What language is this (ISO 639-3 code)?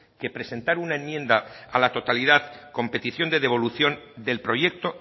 spa